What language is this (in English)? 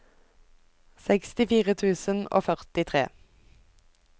Norwegian